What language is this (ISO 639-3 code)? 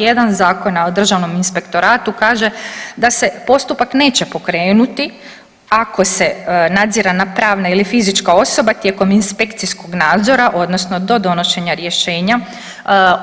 hrv